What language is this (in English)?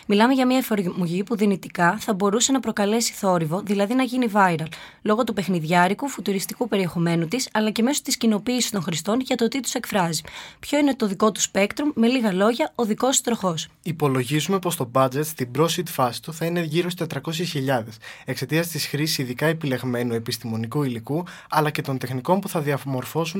Greek